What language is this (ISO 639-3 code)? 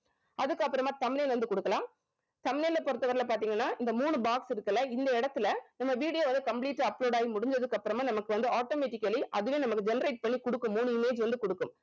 tam